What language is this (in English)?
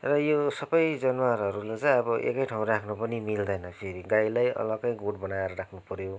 Nepali